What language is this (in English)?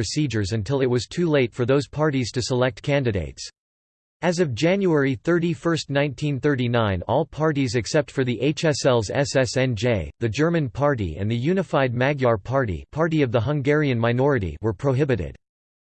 English